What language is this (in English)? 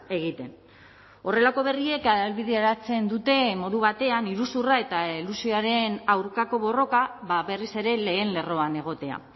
Basque